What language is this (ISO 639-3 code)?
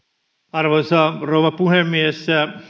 fin